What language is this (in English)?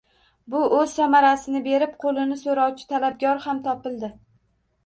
Uzbek